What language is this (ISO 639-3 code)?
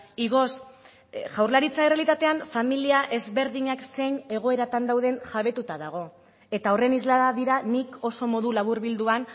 eus